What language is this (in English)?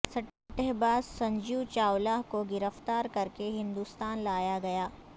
Urdu